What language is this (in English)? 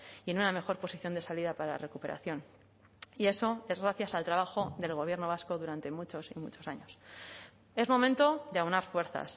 Spanish